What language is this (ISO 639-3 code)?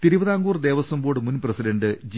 mal